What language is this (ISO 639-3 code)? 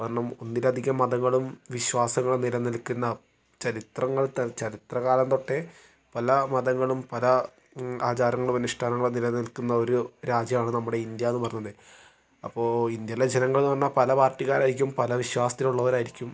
mal